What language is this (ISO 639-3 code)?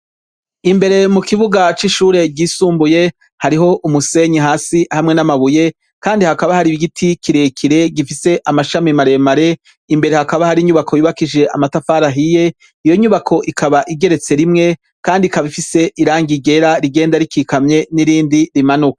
run